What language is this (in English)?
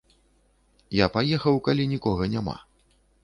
Belarusian